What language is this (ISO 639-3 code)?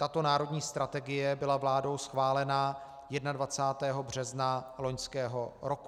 ces